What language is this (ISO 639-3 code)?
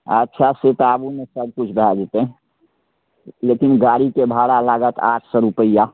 mai